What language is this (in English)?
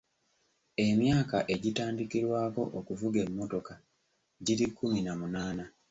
Ganda